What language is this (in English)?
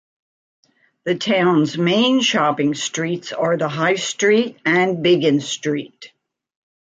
English